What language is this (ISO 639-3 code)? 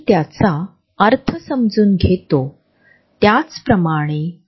mar